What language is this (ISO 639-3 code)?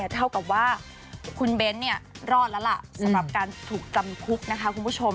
tha